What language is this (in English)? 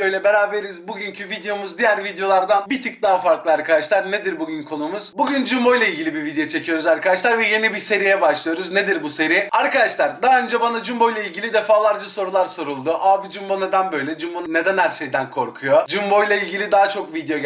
Turkish